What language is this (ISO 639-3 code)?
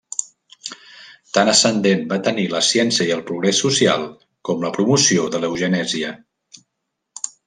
cat